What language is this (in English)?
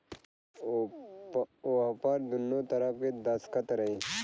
Bhojpuri